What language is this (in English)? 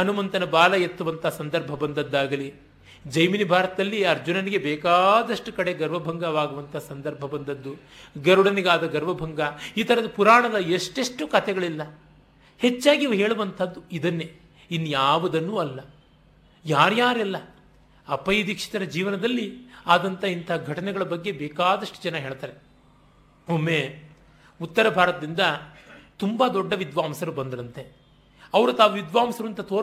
Kannada